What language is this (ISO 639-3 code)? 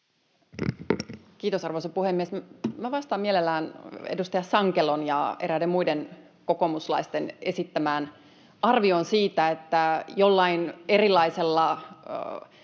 fin